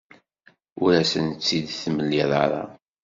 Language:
Kabyle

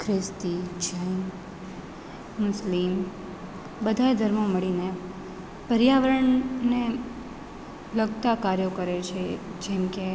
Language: Gujarati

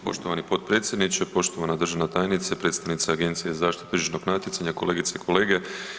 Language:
Croatian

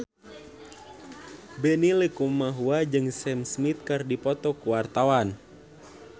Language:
Sundanese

